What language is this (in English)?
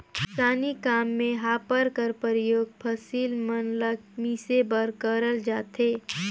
Chhattisgarhi